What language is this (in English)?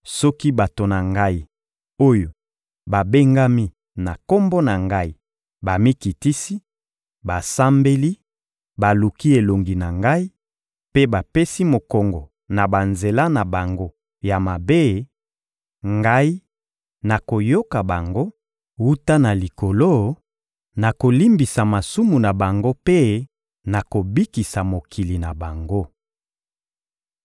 Lingala